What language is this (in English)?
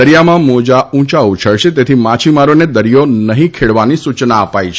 Gujarati